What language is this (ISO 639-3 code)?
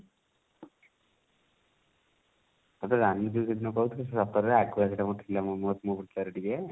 ori